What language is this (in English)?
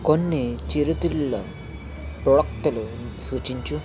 Telugu